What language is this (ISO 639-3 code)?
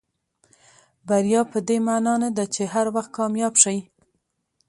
pus